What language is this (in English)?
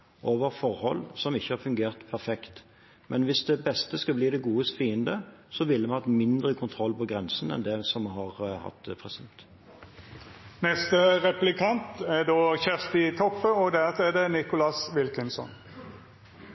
Norwegian Nynorsk